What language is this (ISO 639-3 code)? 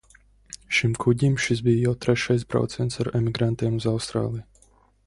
lav